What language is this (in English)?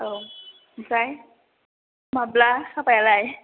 Bodo